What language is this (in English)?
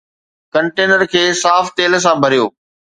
Sindhi